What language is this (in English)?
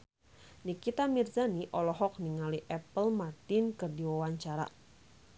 Sundanese